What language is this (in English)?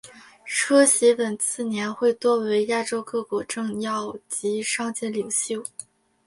Chinese